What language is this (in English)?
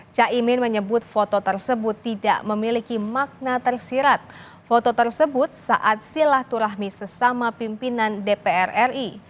Indonesian